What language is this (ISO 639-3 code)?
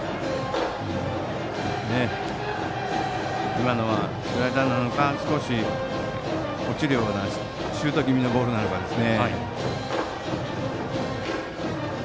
jpn